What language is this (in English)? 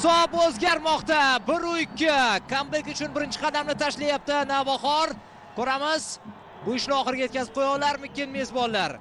Turkish